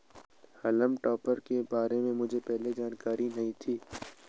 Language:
Hindi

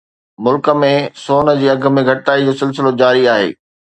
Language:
Sindhi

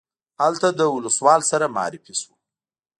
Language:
Pashto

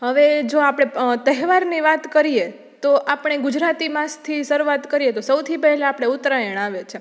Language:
Gujarati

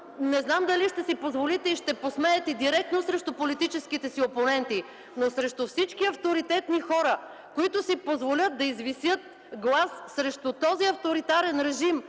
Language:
Bulgarian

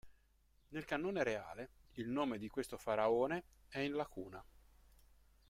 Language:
Italian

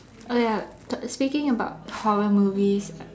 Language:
English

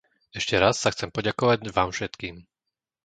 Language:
Slovak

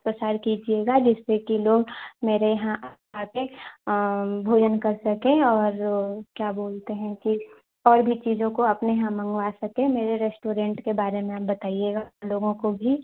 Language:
Hindi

